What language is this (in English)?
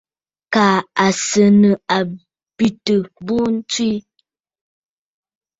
Bafut